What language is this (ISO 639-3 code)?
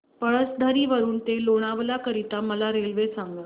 mar